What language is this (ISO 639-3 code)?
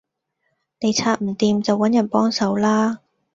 yue